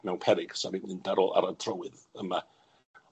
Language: Welsh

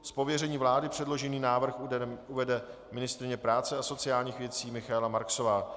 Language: Czech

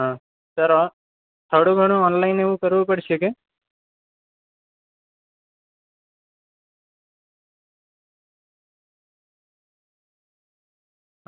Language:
Gujarati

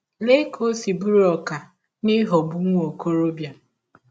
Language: Igbo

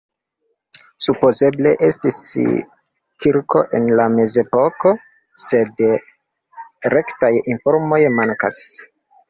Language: Esperanto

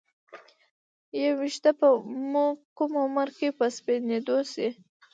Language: Pashto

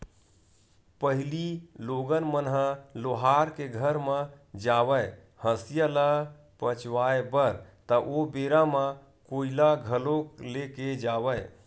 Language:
Chhattisgarhi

